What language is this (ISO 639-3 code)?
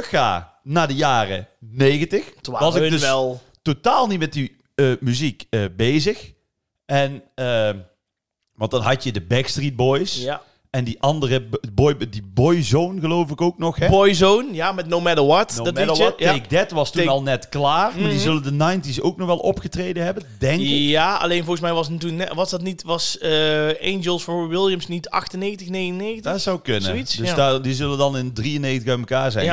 nld